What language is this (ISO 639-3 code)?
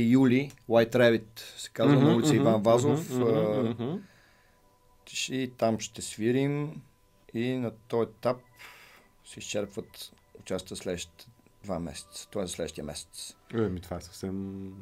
bul